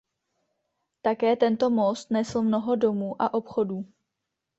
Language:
Czech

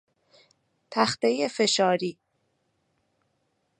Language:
Persian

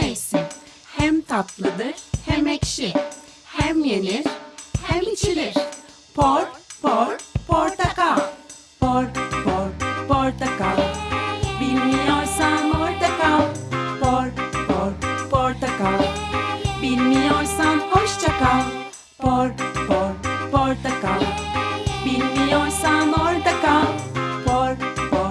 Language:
Turkish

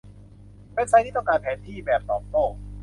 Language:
Thai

